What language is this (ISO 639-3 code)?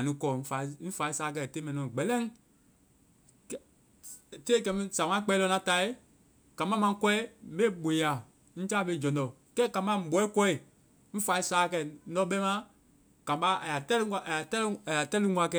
vai